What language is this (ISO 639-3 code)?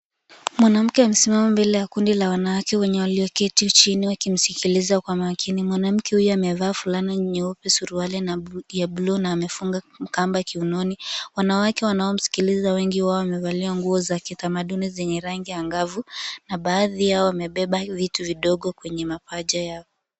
swa